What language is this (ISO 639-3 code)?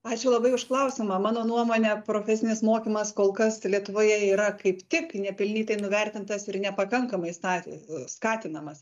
lit